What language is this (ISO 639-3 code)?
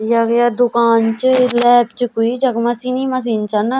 gbm